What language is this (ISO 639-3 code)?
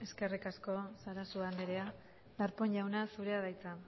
eus